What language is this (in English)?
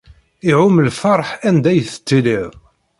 Kabyle